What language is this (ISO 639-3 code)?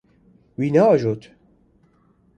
kur